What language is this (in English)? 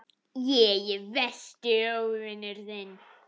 Icelandic